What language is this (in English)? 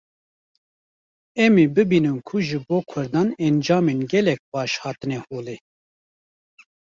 Kurdish